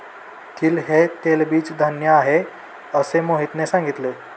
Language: Marathi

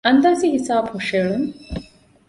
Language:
Divehi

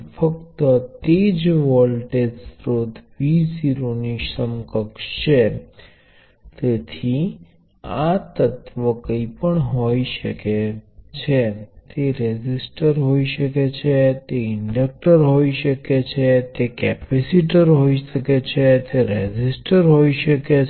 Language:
Gujarati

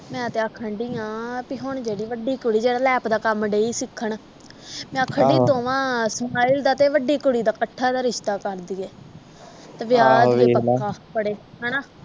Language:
Punjabi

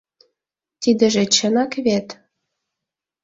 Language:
Mari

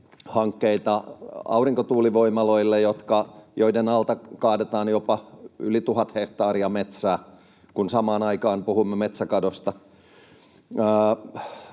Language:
Finnish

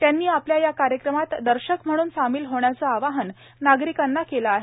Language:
Marathi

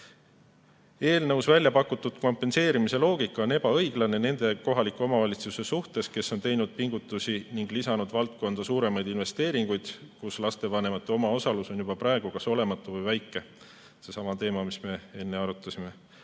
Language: Estonian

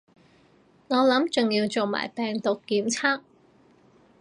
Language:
Cantonese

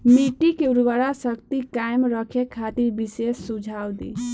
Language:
Bhojpuri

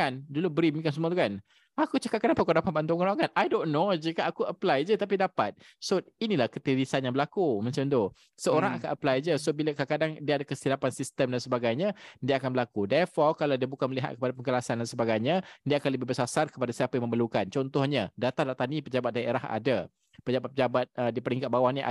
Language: Malay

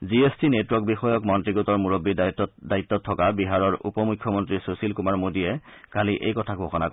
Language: Assamese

